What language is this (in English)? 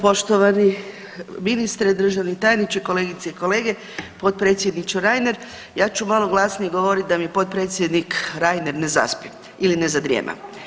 Croatian